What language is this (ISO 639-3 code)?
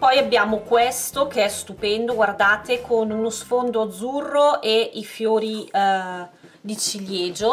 ita